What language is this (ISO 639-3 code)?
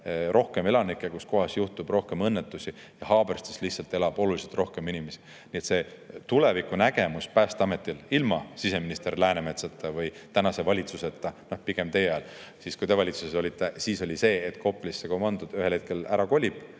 est